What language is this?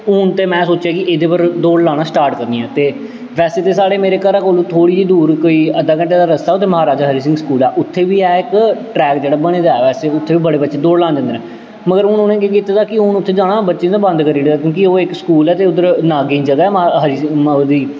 Dogri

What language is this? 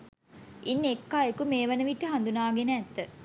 Sinhala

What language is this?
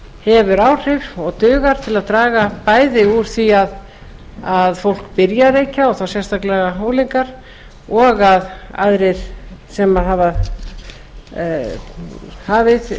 Icelandic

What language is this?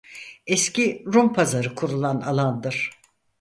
Turkish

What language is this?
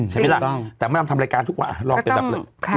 Thai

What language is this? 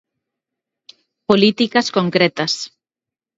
Galician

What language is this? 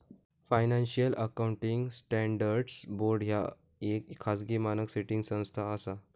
Marathi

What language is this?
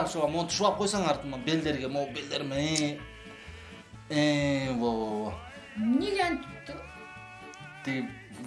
Turkish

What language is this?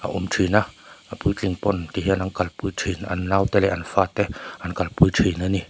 Mizo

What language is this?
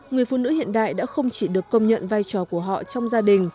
Vietnamese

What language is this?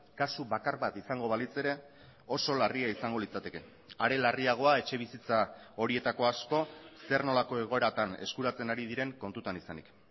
Basque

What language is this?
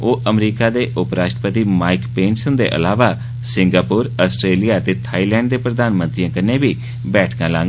Dogri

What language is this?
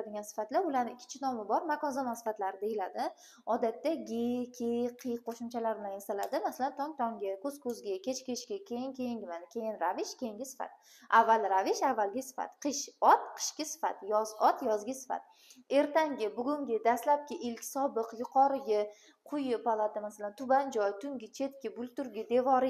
Turkish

